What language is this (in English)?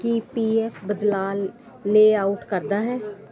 Punjabi